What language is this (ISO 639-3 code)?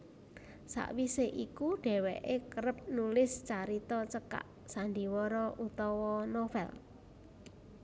jav